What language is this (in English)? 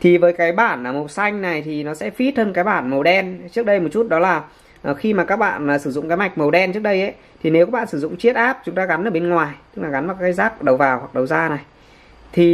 Vietnamese